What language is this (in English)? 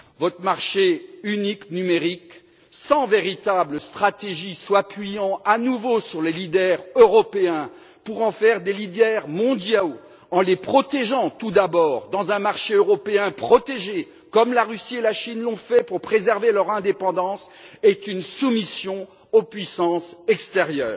French